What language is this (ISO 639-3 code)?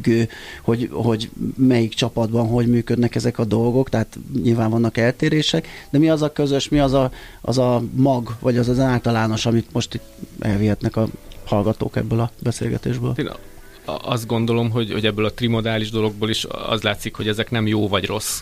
hun